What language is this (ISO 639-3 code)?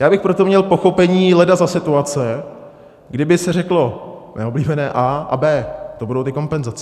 ces